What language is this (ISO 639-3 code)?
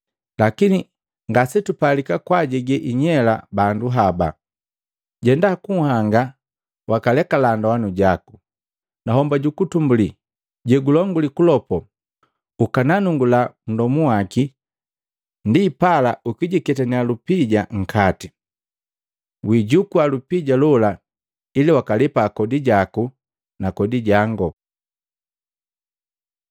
mgv